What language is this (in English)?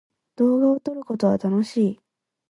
Japanese